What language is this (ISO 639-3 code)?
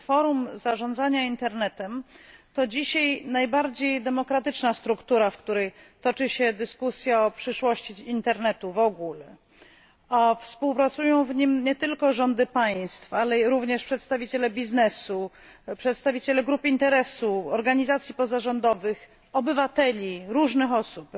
pol